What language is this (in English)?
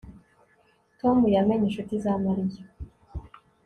Kinyarwanda